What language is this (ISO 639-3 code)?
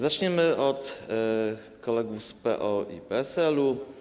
pol